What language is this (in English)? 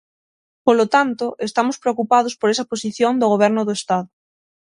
Galician